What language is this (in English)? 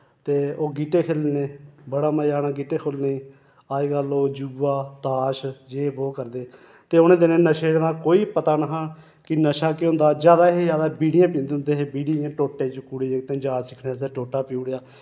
Dogri